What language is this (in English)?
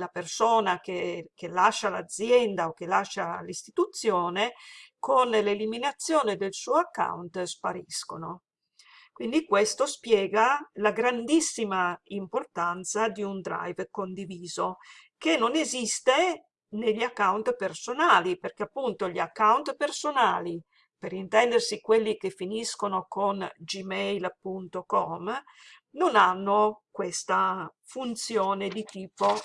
Italian